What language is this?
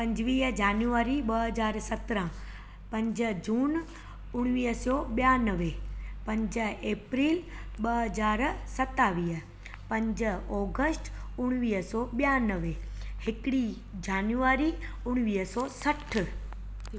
Sindhi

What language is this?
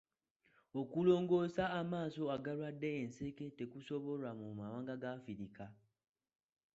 Ganda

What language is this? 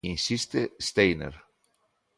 Galician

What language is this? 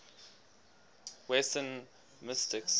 English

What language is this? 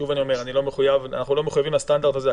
Hebrew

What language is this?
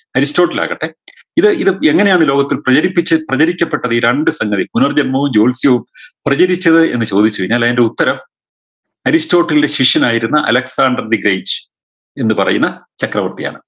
Malayalam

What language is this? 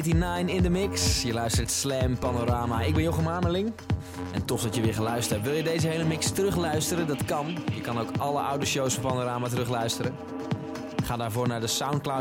Dutch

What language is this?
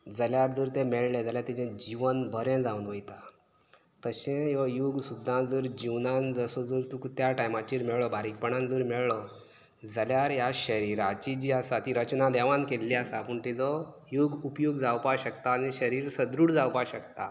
Konkani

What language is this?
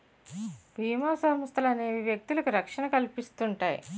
Telugu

